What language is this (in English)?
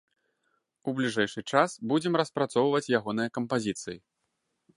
Belarusian